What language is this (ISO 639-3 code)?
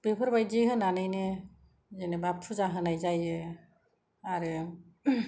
brx